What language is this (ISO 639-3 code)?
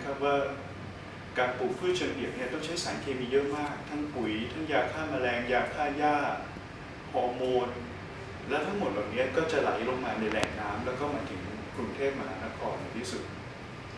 tha